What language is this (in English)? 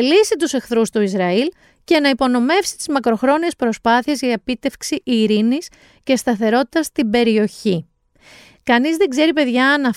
Greek